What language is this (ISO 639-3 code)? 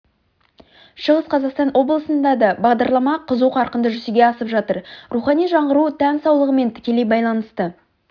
kaz